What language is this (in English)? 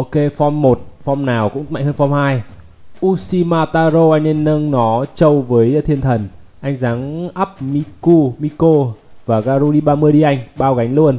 Vietnamese